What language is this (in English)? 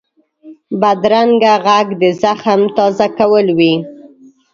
Pashto